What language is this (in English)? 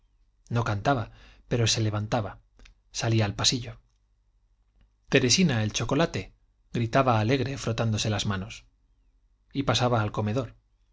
Spanish